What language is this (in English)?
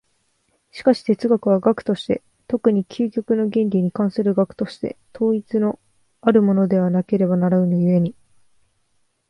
Japanese